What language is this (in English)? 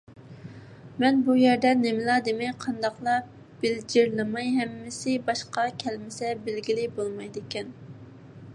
Uyghur